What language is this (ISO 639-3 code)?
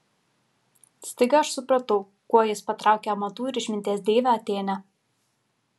lit